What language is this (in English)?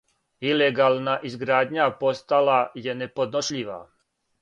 Serbian